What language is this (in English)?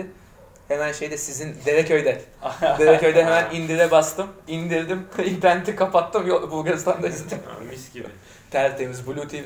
Turkish